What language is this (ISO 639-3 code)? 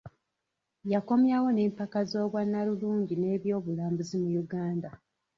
lug